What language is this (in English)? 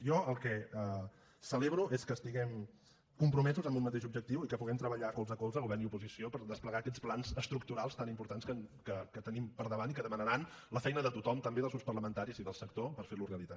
Catalan